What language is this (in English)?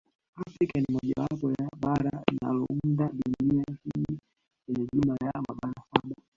Swahili